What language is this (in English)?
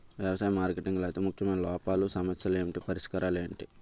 Telugu